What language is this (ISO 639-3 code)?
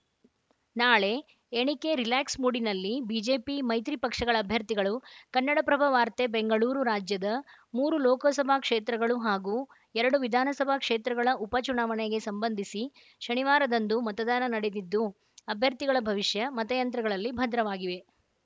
kan